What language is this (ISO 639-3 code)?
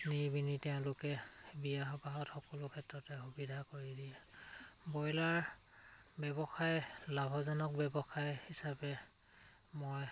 asm